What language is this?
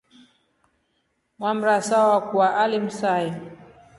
Rombo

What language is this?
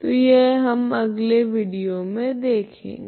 Hindi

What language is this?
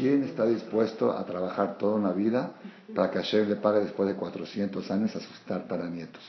Spanish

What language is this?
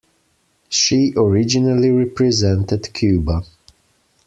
English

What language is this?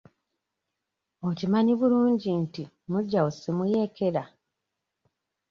Ganda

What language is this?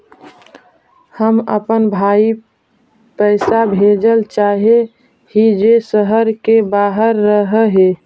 Magahi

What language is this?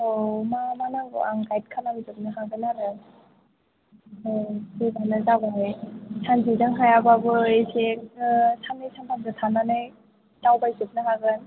Bodo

